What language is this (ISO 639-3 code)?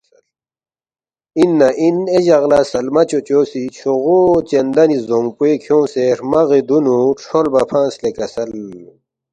bft